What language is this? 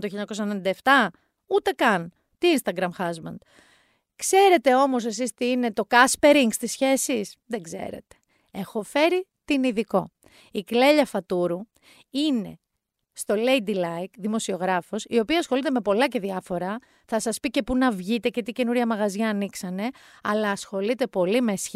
Greek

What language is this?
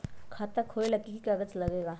Magahi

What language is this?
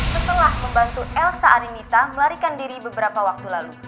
Indonesian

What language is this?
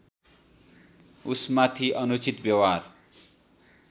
Nepali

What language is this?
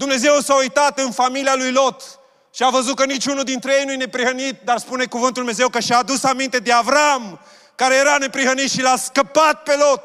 Romanian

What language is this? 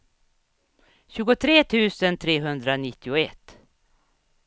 Swedish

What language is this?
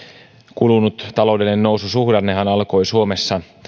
Finnish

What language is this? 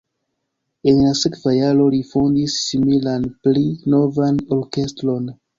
Esperanto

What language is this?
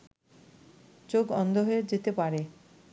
Bangla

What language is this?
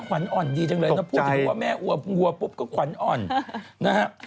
Thai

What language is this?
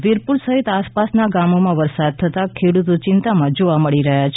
Gujarati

